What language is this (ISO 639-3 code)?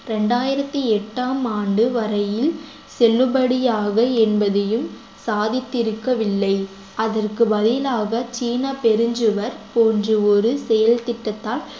tam